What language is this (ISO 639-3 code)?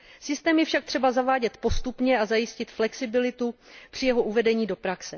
ces